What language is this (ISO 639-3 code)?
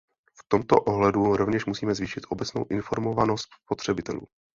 ces